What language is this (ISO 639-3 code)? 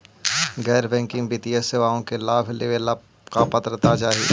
mag